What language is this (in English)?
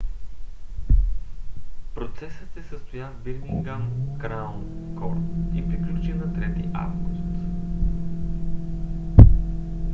Bulgarian